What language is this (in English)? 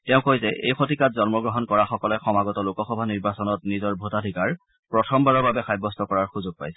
Assamese